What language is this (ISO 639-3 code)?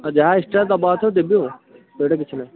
ori